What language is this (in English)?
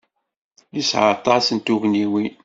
Kabyle